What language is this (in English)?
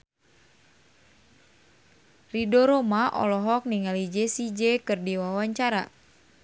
Sundanese